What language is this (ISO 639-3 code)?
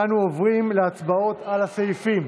heb